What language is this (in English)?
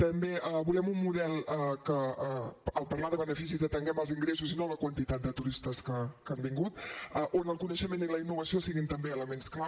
Catalan